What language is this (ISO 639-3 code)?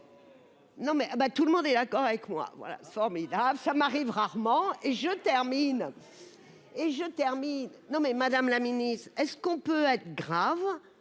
fra